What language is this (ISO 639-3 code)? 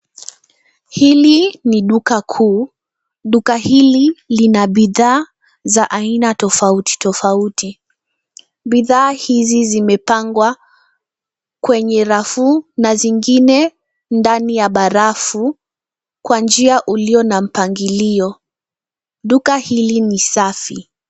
swa